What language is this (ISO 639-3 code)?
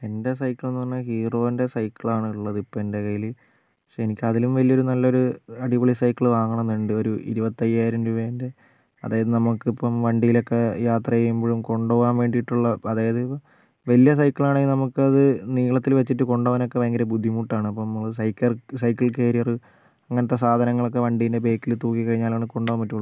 mal